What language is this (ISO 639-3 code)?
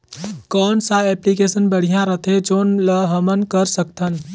hne